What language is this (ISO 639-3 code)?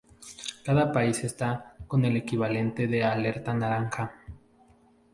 spa